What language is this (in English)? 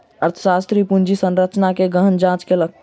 Maithili